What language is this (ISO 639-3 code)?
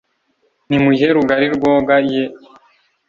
kin